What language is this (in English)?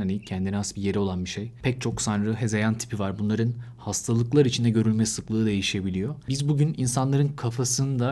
Turkish